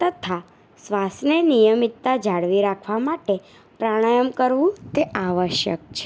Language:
Gujarati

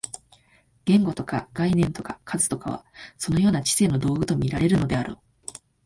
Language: Japanese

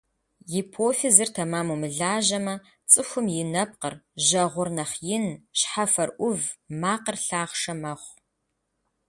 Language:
Kabardian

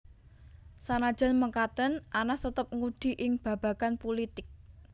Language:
Javanese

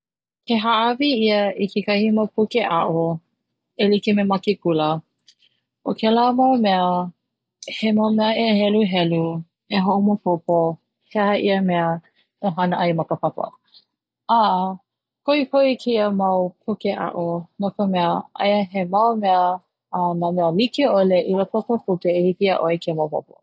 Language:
Hawaiian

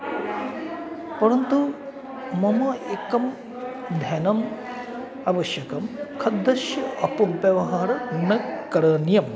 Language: Sanskrit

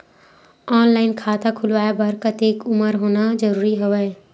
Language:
Chhattisgarhi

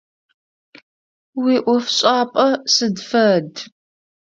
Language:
Adyghe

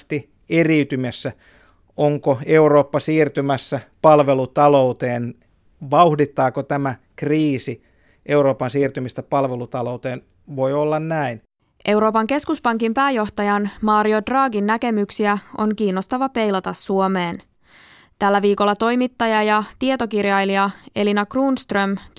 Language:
Finnish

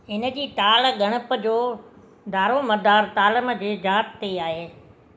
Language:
Sindhi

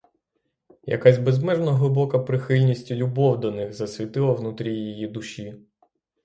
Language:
Ukrainian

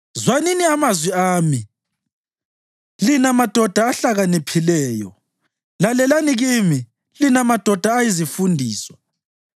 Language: North Ndebele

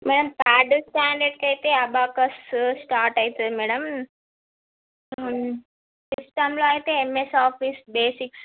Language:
Telugu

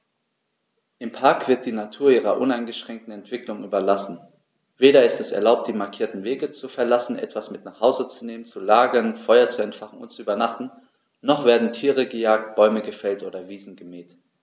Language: German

